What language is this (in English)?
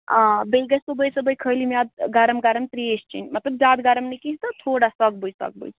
Kashmiri